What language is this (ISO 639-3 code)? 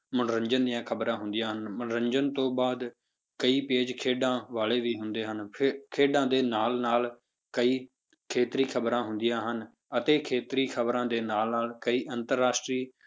pan